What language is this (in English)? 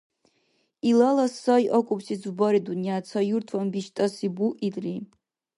Dargwa